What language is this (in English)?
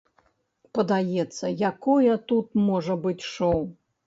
Belarusian